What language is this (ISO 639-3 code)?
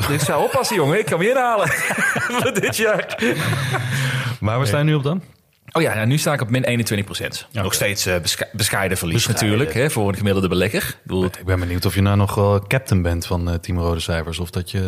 nld